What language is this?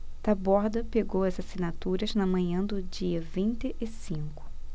Portuguese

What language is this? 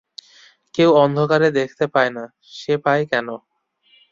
Bangla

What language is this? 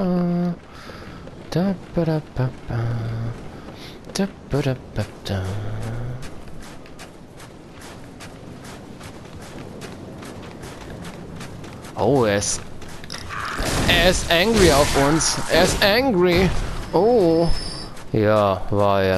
German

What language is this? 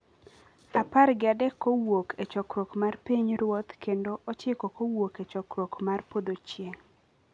Luo (Kenya and Tanzania)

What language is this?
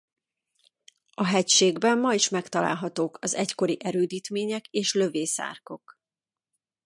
Hungarian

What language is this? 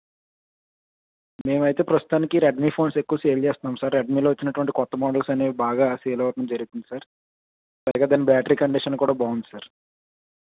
Telugu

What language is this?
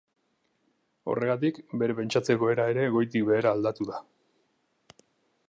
Basque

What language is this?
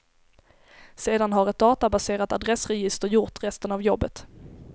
Swedish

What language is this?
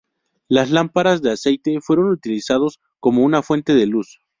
Spanish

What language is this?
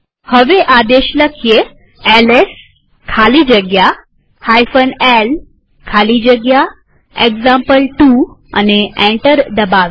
Gujarati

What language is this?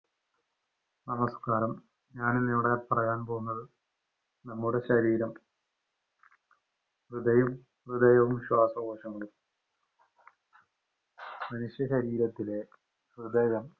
Malayalam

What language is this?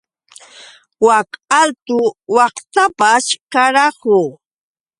Yauyos Quechua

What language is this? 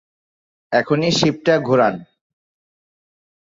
Bangla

